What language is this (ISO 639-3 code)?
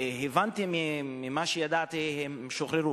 heb